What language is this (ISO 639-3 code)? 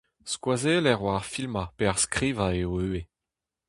bre